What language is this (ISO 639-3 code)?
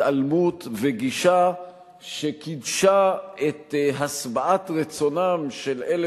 heb